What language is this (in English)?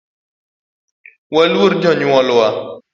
Luo (Kenya and Tanzania)